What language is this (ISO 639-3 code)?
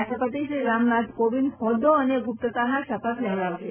guj